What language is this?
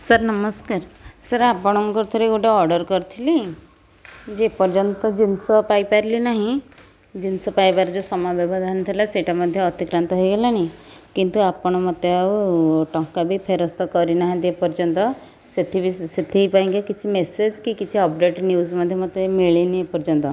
Odia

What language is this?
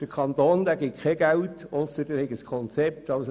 Swiss German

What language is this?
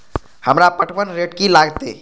Maithili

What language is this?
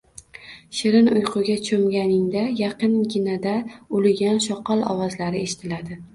Uzbek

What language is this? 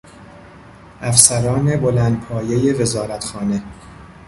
Persian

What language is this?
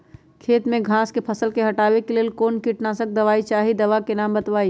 Magahi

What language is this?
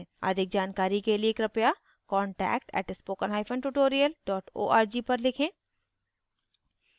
Hindi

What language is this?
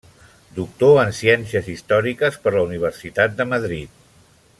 Catalan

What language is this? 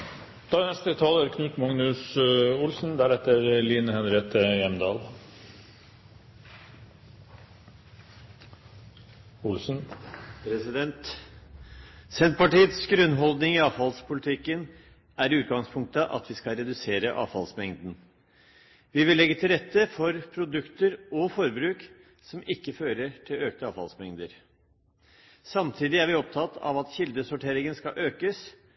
Norwegian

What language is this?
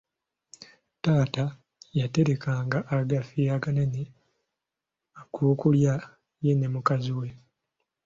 Ganda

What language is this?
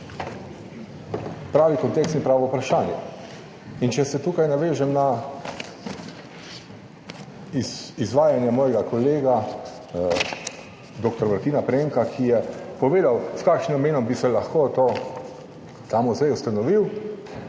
Slovenian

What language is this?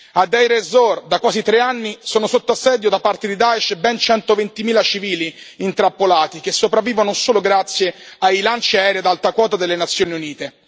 Italian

